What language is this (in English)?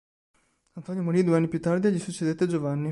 Italian